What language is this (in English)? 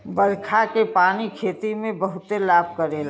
Bhojpuri